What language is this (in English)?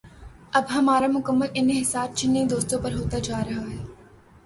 Urdu